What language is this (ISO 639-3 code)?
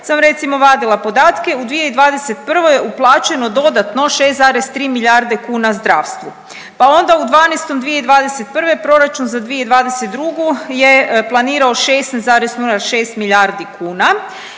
hrv